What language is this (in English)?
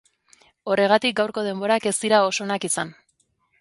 Basque